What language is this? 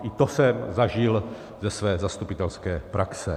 Czech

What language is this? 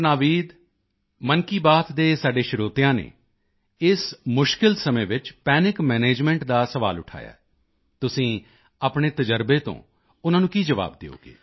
Punjabi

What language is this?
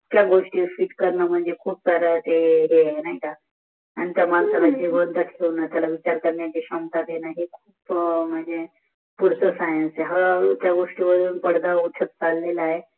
Marathi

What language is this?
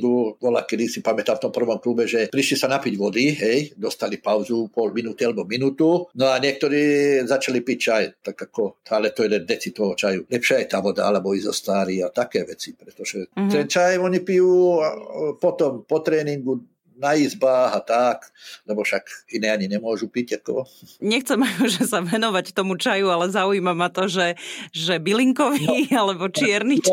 Slovak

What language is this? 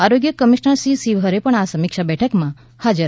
Gujarati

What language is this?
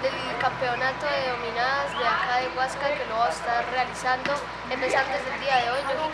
Spanish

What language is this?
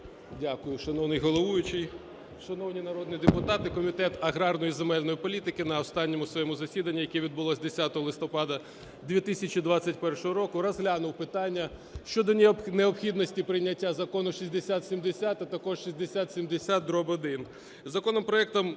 Ukrainian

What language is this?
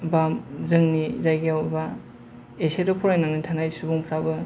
Bodo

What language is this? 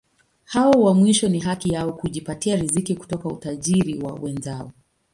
Swahili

